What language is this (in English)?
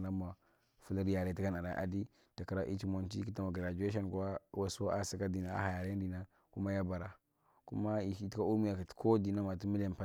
Marghi Central